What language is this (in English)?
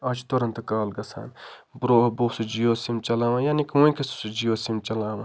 Kashmiri